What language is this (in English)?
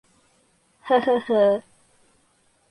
Bashkir